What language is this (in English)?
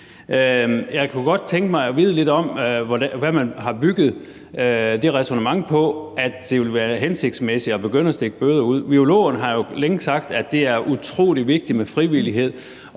Danish